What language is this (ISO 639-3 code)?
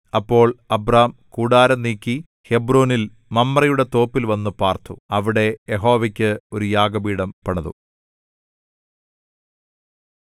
mal